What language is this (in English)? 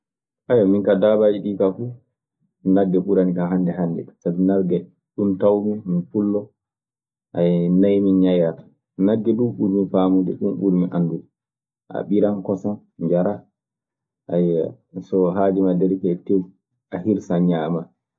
Maasina Fulfulde